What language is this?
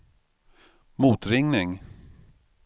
Swedish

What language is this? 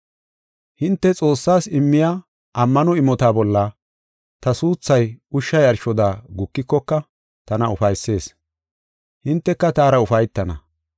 Gofa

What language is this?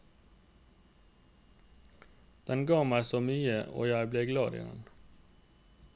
Norwegian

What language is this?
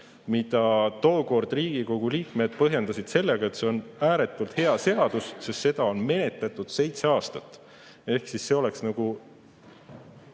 Estonian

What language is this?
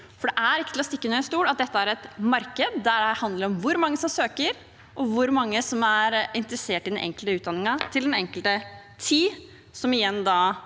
Norwegian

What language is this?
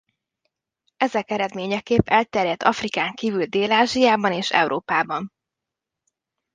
Hungarian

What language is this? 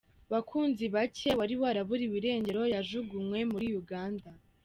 Kinyarwanda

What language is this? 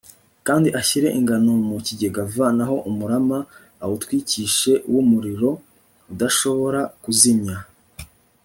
Kinyarwanda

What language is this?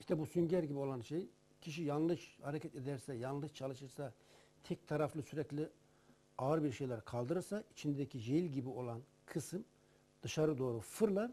Turkish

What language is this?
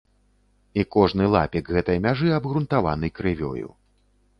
Belarusian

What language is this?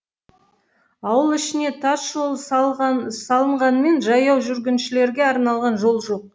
Kazakh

